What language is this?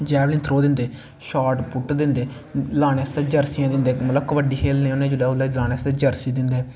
Dogri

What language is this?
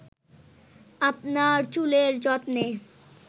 Bangla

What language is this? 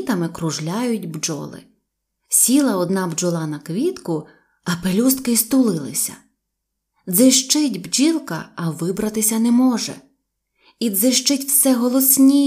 Ukrainian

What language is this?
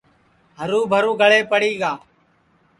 Sansi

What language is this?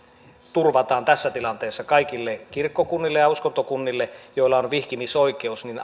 Finnish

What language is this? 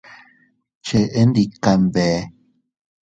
Teutila Cuicatec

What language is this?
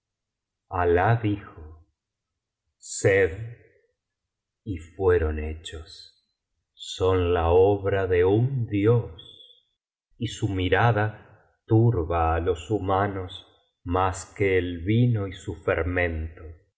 Spanish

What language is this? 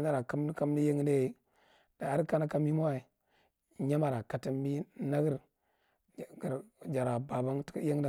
Marghi Central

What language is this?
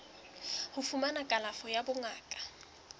Southern Sotho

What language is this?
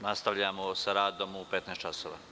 Serbian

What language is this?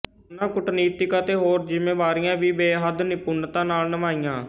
Punjabi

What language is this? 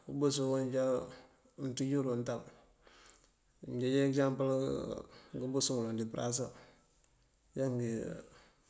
Mandjak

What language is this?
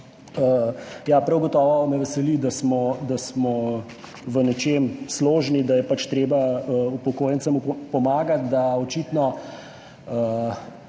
Slovenian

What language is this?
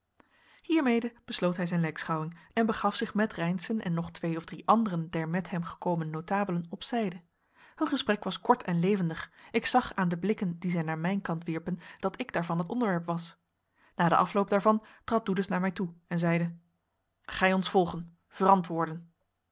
Dutch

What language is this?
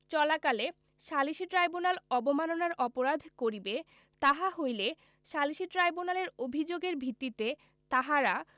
Bangla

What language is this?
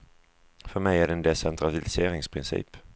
Swedish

